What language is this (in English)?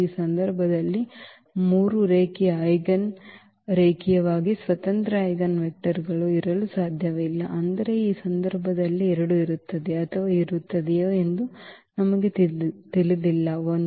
Kannada